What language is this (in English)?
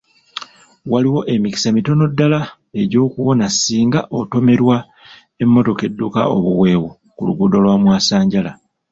Ganda